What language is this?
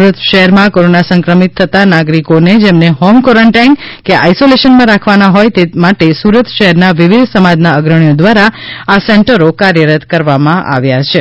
Gujarati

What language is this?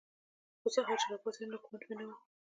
Pashto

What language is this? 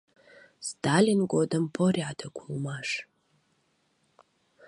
Mari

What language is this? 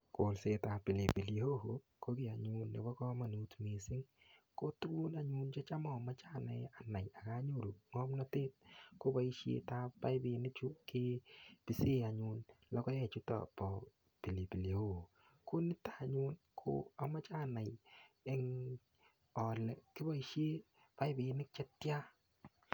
Kalenjin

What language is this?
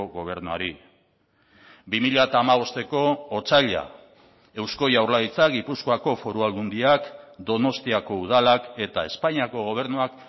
Basque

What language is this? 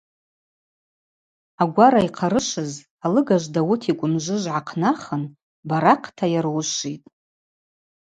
Abaza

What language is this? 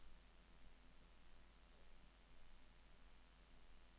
Norwegian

